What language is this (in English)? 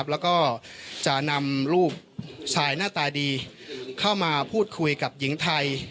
Thai